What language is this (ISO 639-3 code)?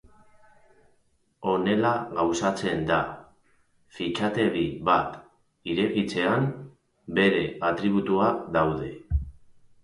eus